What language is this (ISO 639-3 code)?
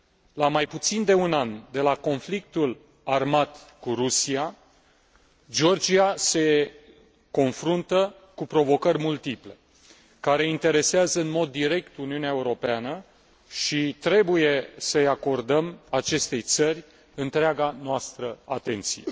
ron